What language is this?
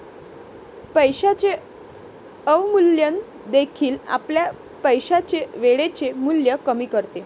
Marathi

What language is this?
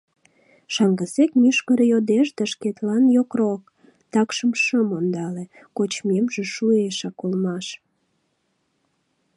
Mari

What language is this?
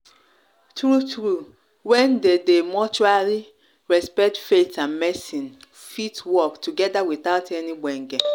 Nigerian Pidgin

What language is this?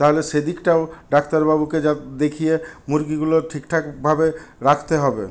Bangla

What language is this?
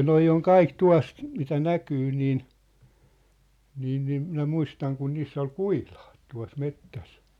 Finnish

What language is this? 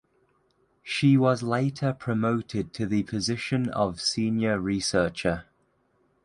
English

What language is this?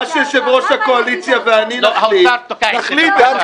Hebrew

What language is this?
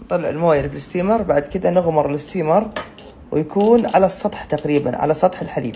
Arabic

